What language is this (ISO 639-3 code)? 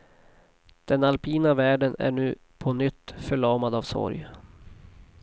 swe